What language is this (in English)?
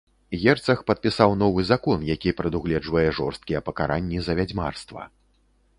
Belarusian